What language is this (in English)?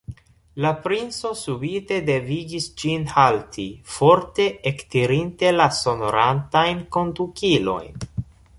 Esperanto